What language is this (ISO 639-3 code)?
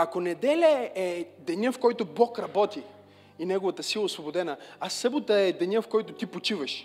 bul